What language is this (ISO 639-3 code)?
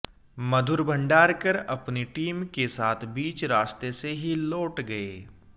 hin